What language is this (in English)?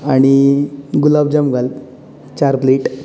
Konkani